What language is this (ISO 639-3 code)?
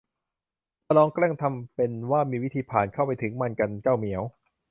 tha